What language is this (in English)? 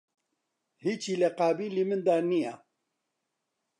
Central Kurdish